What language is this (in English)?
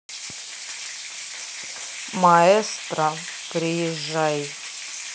Russian